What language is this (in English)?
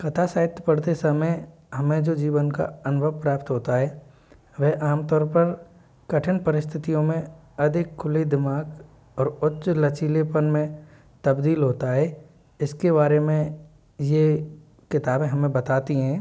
Hindi